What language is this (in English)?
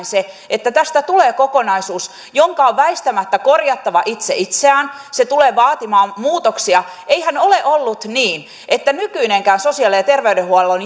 Finnish